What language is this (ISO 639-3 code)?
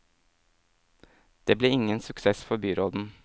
nor